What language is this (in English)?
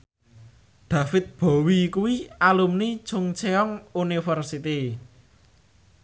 Javanese